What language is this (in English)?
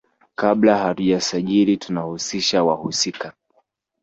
Swahili